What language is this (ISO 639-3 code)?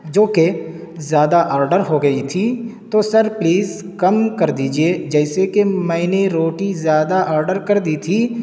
urd